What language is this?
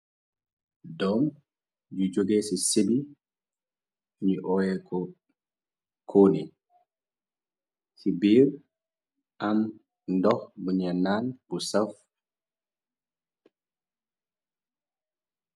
Wolof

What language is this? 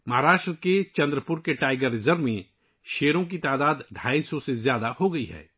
Urdu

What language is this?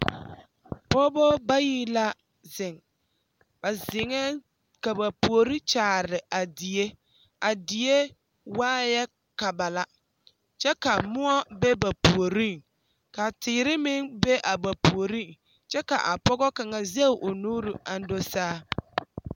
Southern Dagaare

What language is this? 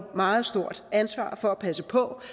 Danish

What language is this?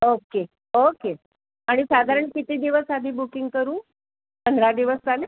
Marathi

